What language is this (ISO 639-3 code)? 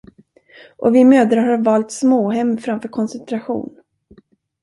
swe